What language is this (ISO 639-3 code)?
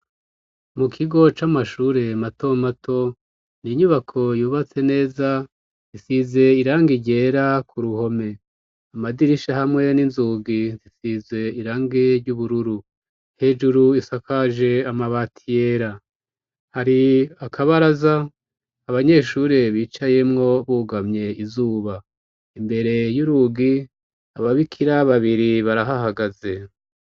run